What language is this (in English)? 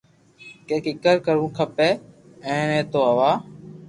Loarki